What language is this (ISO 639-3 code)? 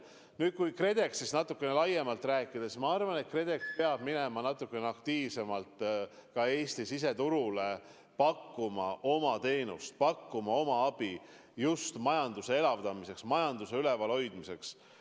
est